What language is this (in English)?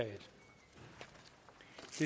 Danish